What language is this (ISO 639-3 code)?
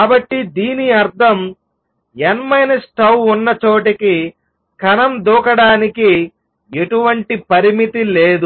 tel